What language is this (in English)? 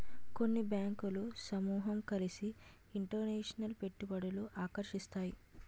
Telugu